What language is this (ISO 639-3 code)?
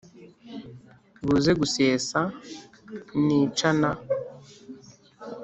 kin